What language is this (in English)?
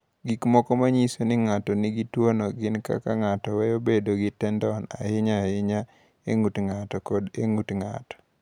Luo (Kenya and Tanzania)